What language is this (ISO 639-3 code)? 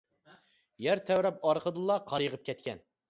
uig